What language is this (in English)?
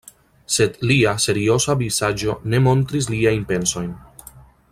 Esperanto